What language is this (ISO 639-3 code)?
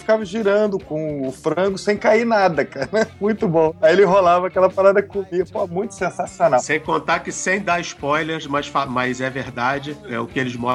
por